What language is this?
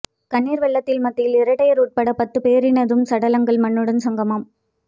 Tamil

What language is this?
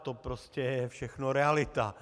Czech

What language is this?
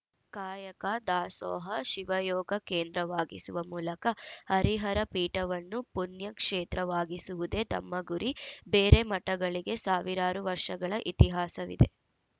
Kannada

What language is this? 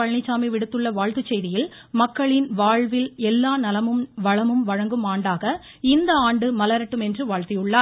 Tamil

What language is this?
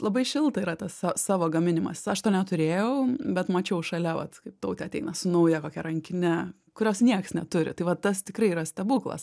Lithuanian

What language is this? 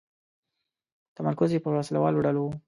Pashto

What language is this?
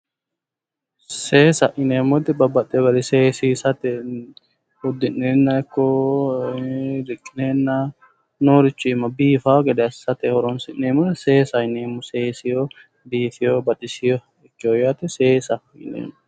Sidamo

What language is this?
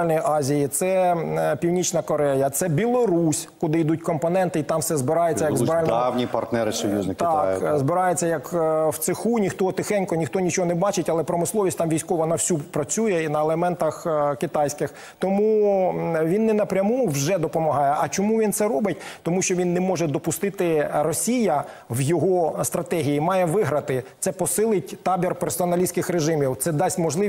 Ukrainian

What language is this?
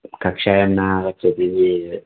Sanskrit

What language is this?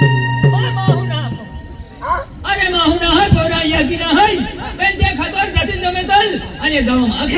Arabic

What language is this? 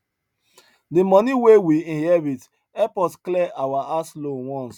Nigerian Pidgin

